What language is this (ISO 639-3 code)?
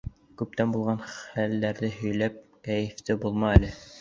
bak